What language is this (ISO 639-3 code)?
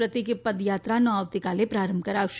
guj